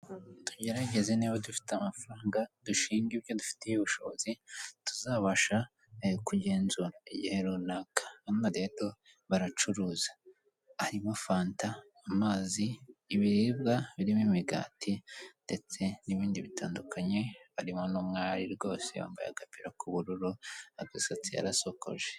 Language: Kinyarwanda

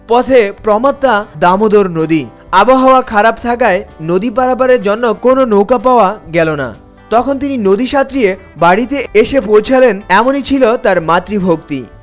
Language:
Bangla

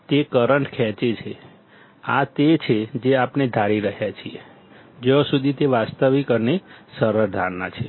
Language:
Gujarati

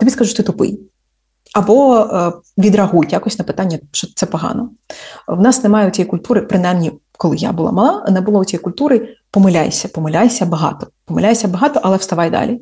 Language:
Ukrainian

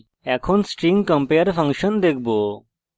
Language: Bangla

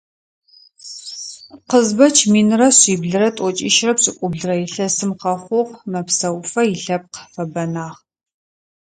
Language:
Adyghe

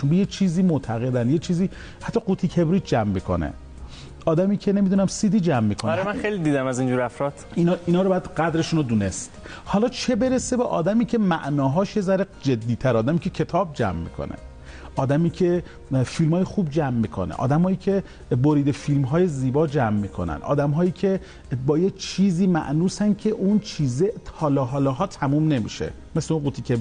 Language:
Persian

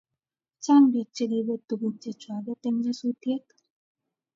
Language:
Kalenjin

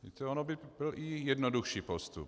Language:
Czech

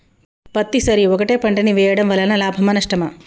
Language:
Telugu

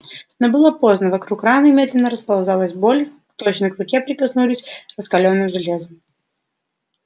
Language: Russian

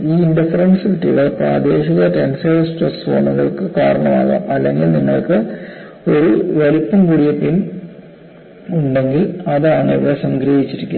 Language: Malayalam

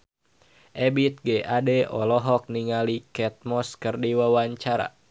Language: Sundanese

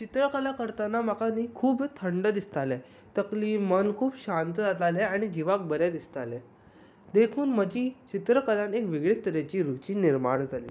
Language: Konkani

